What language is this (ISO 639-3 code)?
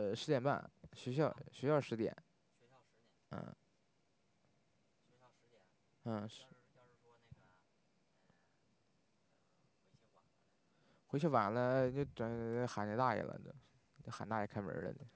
zho